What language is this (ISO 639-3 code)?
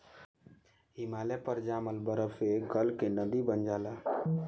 bho